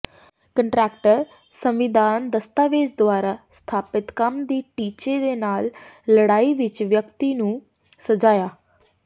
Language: Punjabi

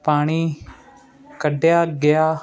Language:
Punjabi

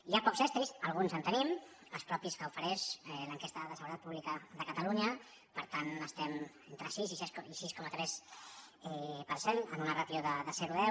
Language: Catalan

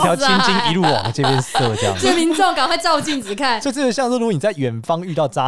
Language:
Chinese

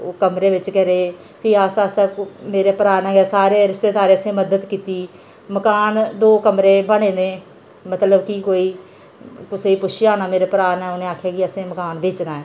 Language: Dogri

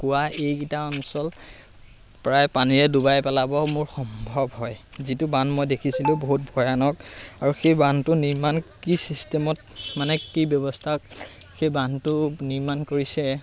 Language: Assamese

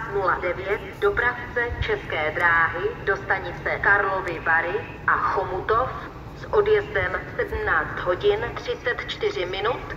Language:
Czech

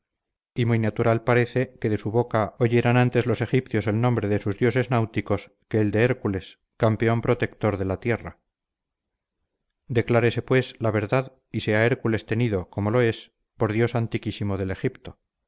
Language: Spanish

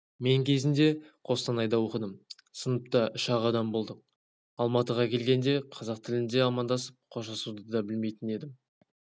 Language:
Kazakh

